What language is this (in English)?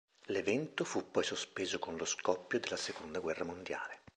Italian